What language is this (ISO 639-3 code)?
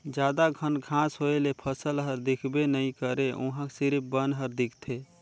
hne